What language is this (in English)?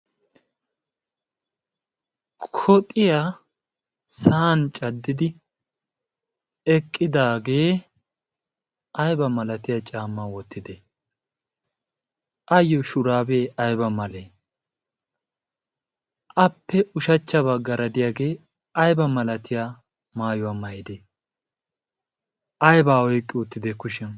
Wolaytta